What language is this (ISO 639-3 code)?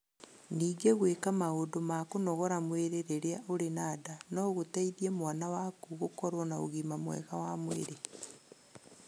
kik